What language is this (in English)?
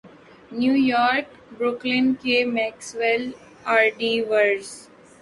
Urdu